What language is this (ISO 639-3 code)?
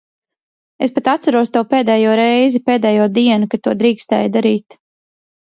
lav